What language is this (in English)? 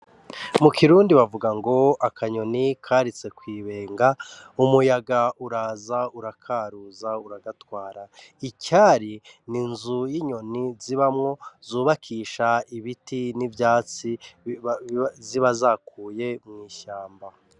Rundi